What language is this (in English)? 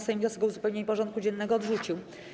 Polish